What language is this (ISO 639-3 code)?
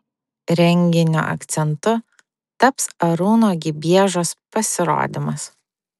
lit